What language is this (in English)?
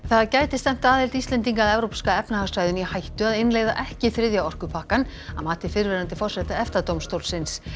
Icelandic